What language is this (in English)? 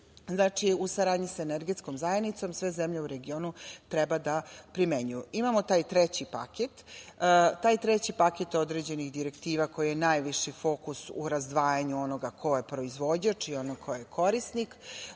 Serbian